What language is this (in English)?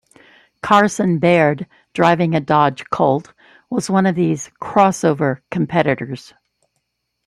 English